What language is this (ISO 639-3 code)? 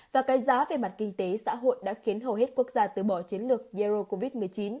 vie